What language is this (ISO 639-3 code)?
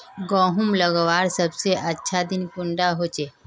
mag